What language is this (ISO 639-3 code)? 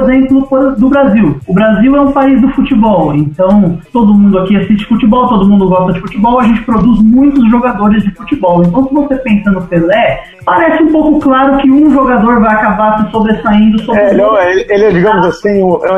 por